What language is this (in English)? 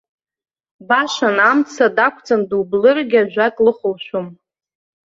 Abkhazian